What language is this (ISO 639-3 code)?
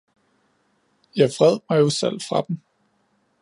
dan